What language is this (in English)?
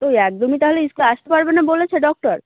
Bangla